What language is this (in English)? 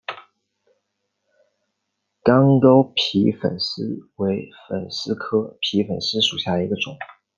Chinese